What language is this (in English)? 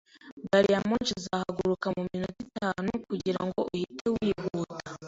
Kinyarwanda